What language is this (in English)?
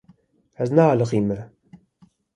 Kurdish